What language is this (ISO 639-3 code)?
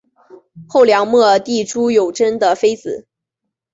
zho